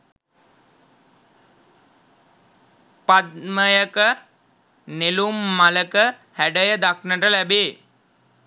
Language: Sinhala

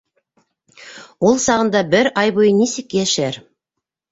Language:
Bashkir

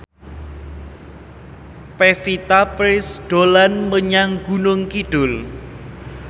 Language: Javanese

